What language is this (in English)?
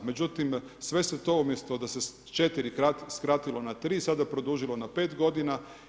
Croatian